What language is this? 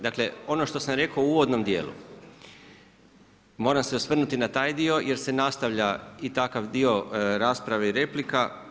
Croatian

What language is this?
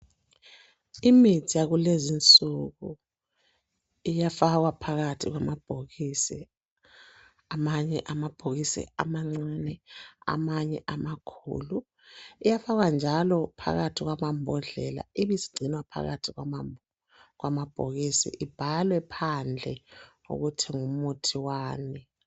North Ndebele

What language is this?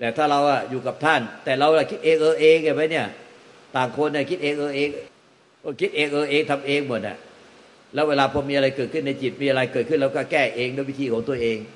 Thai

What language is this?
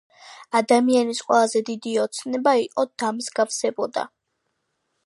Georgian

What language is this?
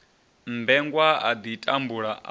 Venda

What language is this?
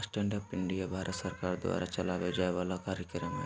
Magahi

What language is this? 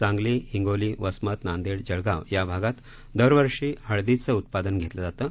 Marathi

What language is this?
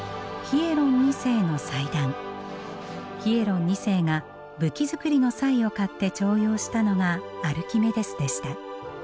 Japanese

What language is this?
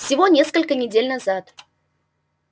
Russian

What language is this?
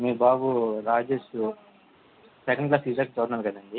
Telugu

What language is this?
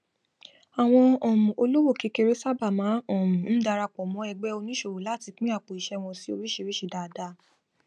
Yoruba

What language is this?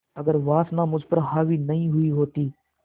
Hindi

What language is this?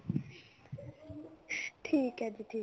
Punjabi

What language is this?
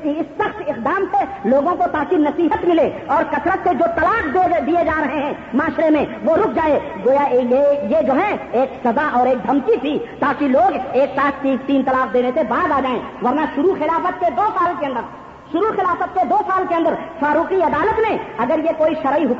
Urdu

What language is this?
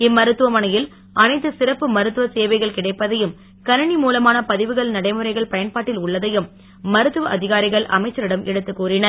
Tamil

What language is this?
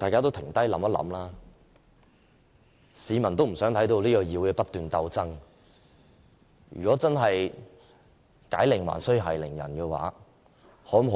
Cantonese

